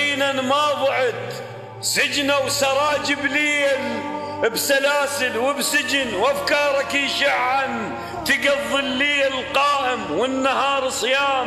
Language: Arabic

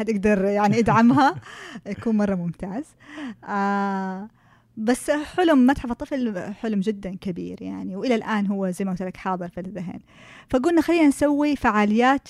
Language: Arabic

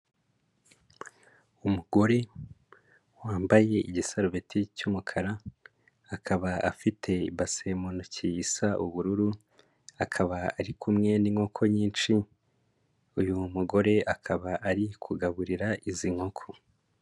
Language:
Kinyarwanda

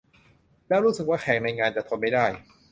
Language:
Thai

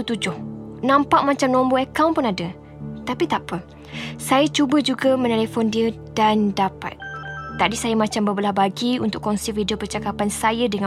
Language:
Malay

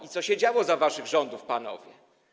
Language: Polish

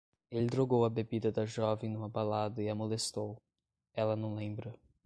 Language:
Portuguese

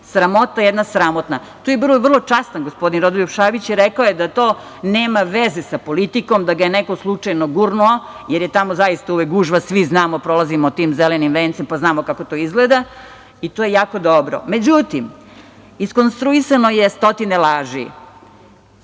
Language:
Serbian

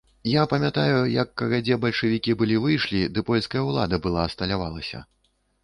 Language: Belarusian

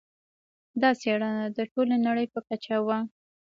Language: Pashto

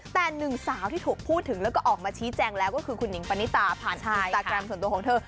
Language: Thai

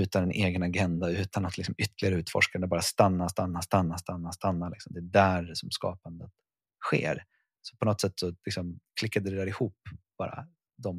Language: Swedish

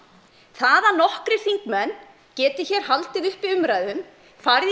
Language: Icelandic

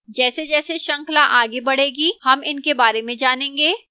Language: Hindi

